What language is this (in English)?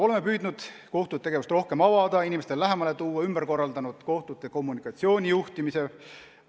Estonian